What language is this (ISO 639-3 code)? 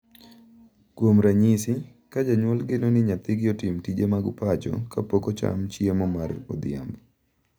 luo